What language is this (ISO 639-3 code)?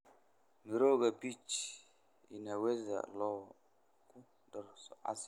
som